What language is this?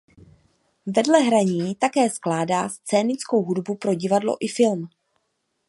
Czech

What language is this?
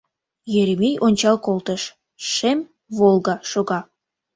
Mari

